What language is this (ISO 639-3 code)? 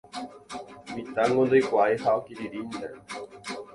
grn